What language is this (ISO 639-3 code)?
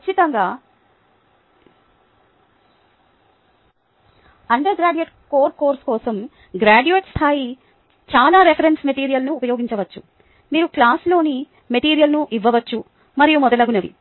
tel